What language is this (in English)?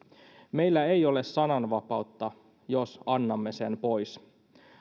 Finnish